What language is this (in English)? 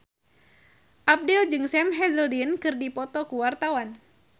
Sundanese